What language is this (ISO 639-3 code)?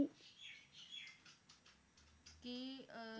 pan